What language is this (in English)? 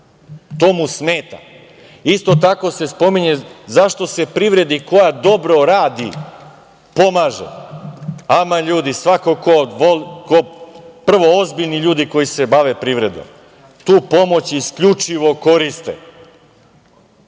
Serbian